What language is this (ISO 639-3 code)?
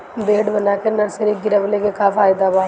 bho